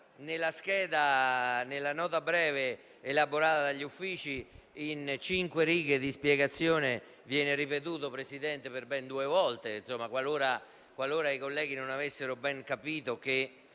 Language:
Italian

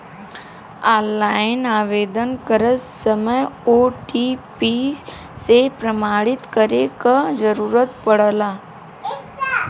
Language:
Bhojpuri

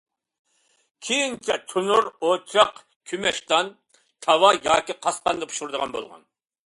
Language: Uyghur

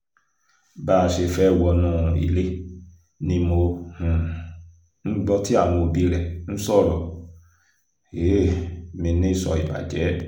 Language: Yoruba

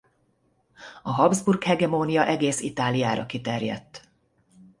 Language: Hungarian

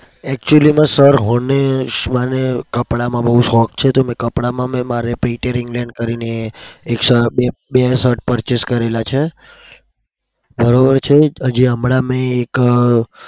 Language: Gujarati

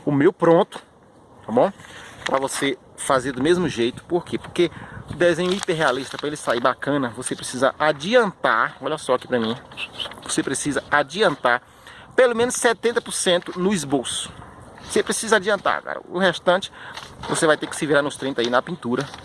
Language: Portuguese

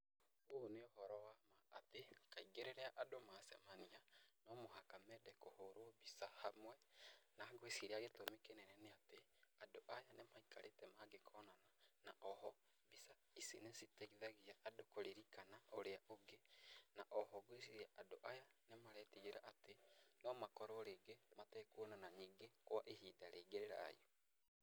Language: Kikuyu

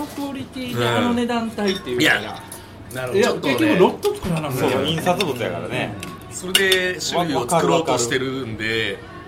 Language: Japanese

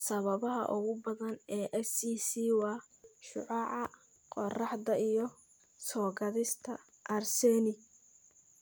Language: Somali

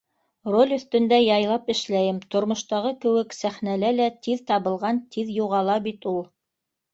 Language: Bashkir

